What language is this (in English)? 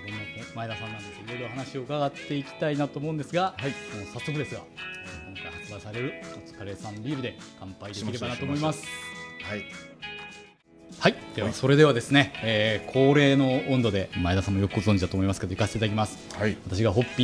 Japanese